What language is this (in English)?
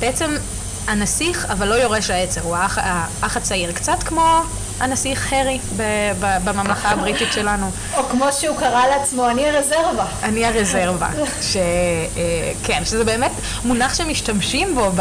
Hebrew